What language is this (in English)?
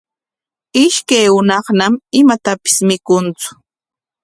Corongo Ancash Quechua